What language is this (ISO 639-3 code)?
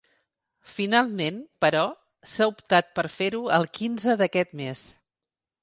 cat